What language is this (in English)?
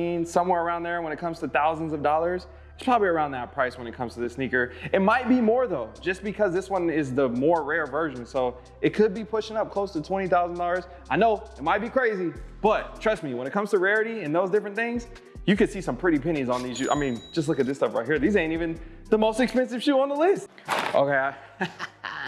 English